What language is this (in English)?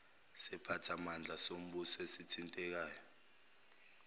Zulu